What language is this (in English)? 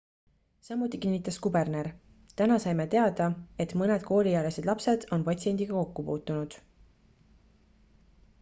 Estonian